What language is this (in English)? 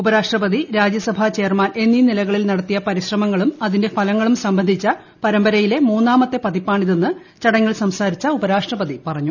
Malayalam